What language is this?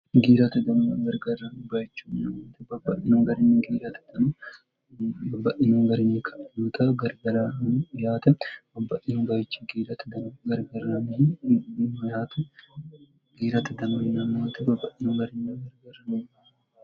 Sidamo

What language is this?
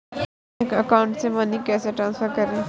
Hindi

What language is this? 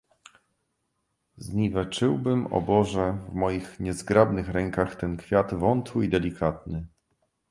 Polish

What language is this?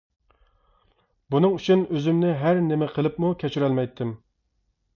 Uyghur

